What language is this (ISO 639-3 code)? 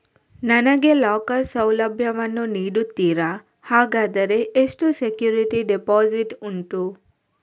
kan